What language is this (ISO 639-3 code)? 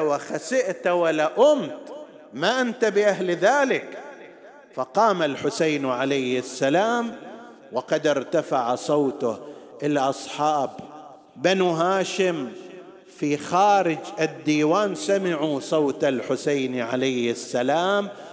ara